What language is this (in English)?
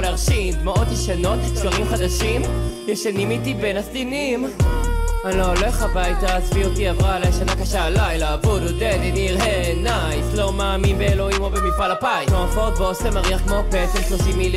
Hebrew